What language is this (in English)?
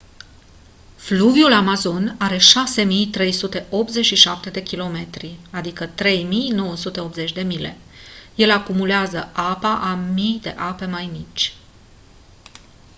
Romanian